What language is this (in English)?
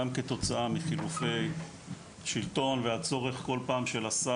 Hebrew